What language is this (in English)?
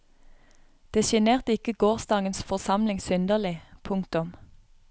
Norwegian